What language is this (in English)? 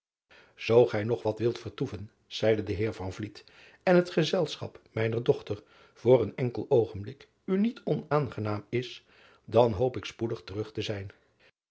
Dutch